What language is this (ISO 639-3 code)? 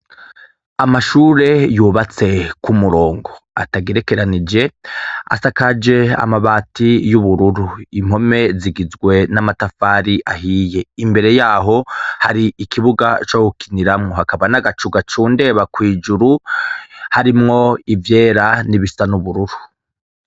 run